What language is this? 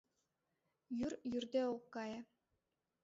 Mari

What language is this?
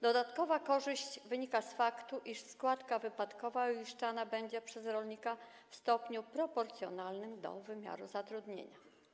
Polish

